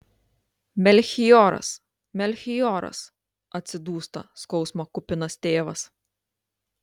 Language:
Lithuanian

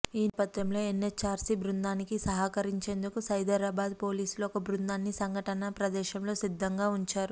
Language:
Telugu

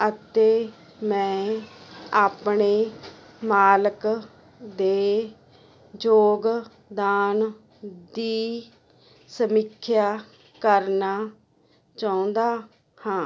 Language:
Punjabi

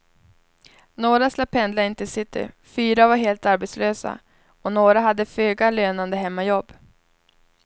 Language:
Swedish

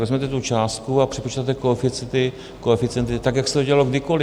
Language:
Czech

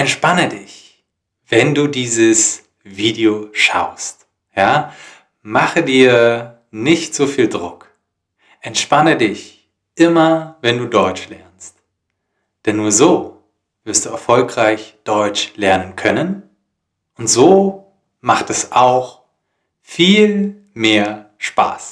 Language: German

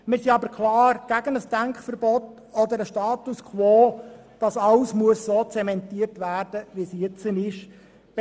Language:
Swiss German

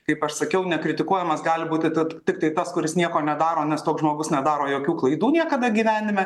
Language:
Lithuanian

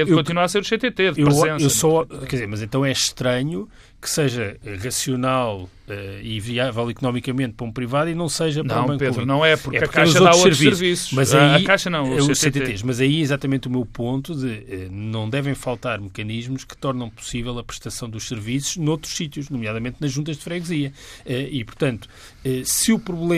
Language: Portuguese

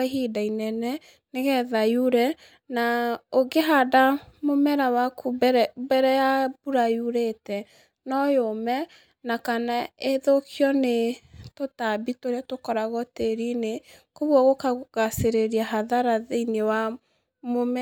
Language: Kikuyu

